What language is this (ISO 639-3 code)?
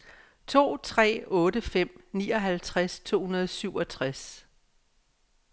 dan